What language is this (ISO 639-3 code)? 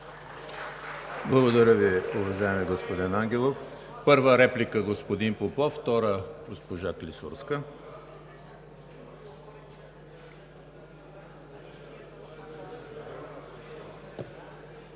bul